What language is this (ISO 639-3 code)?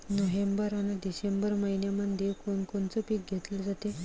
mar